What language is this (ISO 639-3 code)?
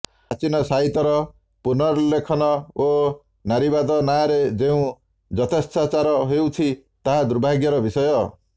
ori